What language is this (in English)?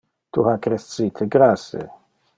Interlingua